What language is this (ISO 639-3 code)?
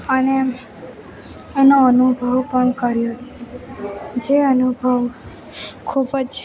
guj